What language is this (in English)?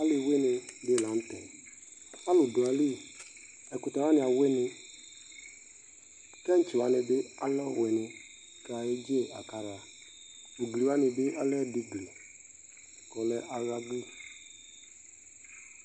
Ikposo